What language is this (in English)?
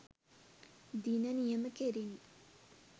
Sinhala